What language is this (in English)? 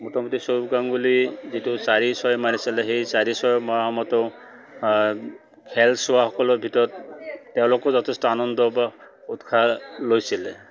Assamese